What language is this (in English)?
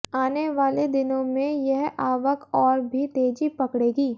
Hindi